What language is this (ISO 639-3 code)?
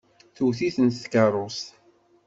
kab